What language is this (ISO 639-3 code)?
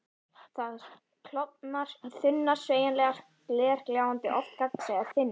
isl